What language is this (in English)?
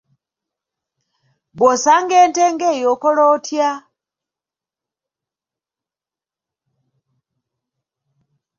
Ganda